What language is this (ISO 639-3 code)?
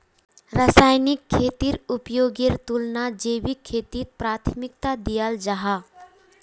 mag